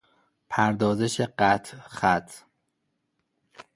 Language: Persian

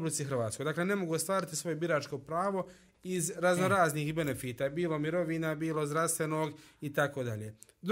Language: Croatian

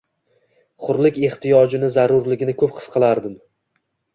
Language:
Uzbek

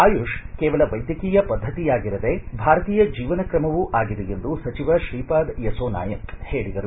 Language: Kannada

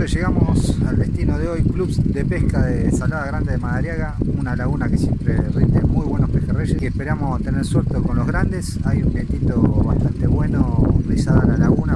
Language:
Spanish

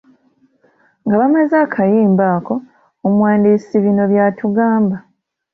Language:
Ganda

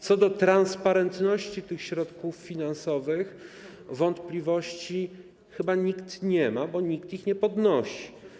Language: Polish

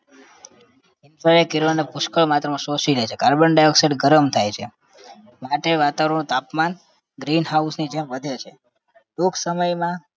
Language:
Gujarati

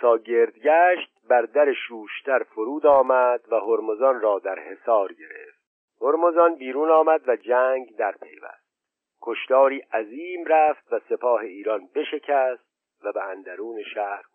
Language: Persian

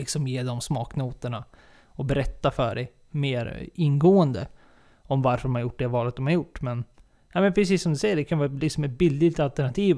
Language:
Swedish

